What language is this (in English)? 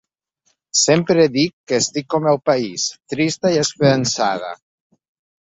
Catalan